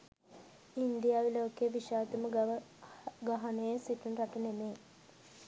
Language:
Sinhala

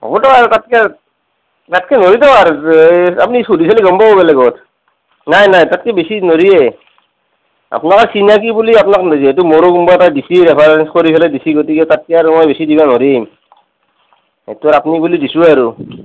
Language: Assamese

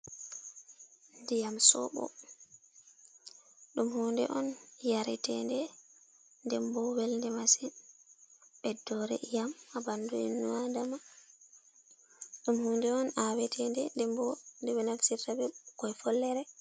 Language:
Fula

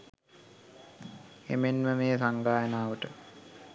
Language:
Sinhala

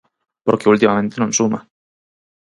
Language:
Galician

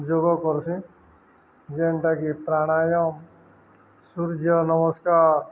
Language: Odia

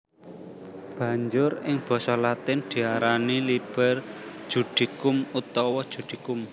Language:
Javanese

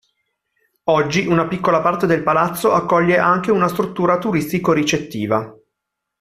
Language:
Italian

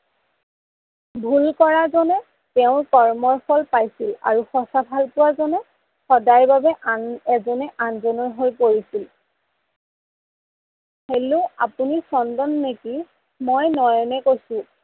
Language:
Assamese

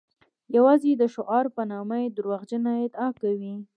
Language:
Pashto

